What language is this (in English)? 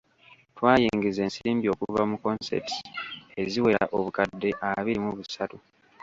Ganda